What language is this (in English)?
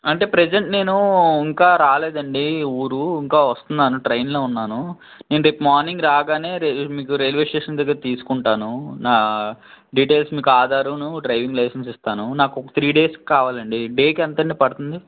Telugu